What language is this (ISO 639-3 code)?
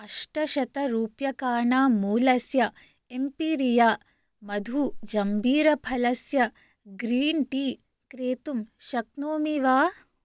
san